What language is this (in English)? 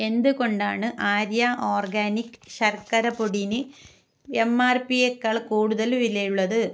Malayalam